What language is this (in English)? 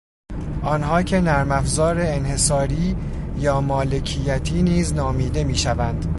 Persian